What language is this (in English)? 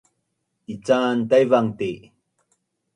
Bunun